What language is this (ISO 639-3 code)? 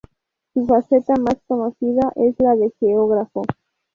spa